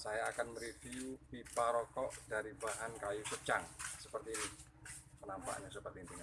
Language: Indonesian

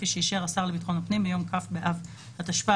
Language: Hebrew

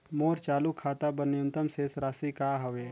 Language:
Chhattisgarhi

